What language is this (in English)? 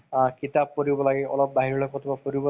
Assamese